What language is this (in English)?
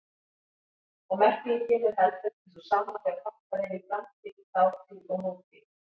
Icelandic